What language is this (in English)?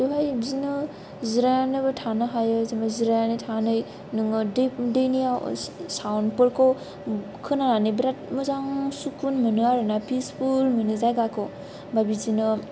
Bodo